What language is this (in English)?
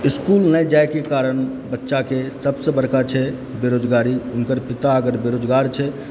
Maithili